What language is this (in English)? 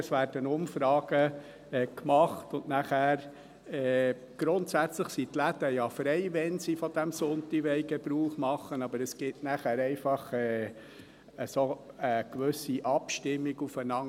Swiss German